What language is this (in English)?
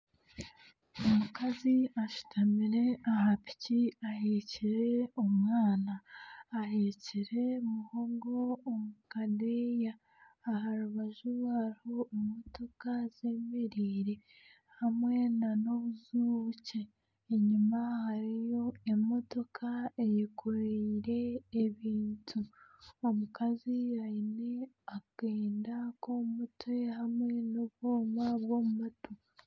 Nyankole